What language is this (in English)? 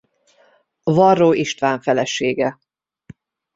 Hungarian